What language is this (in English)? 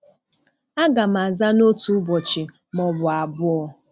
Igbo